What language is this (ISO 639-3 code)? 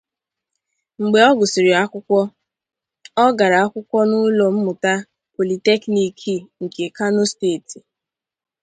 ibo